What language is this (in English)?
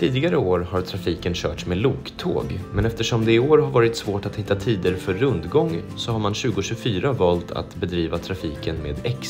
Swedish